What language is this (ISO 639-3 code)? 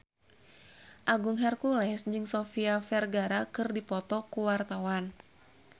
sun